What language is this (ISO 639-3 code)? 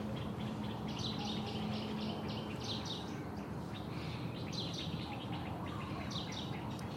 tha